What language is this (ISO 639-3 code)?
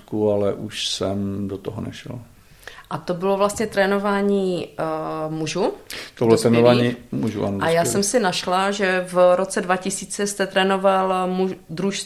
ces